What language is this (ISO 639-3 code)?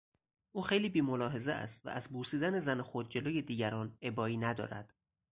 fas